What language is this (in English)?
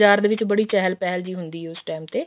Punjabi